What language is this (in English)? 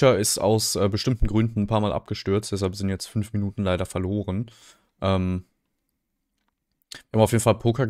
German